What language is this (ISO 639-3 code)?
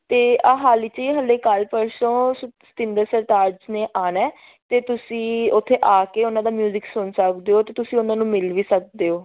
pan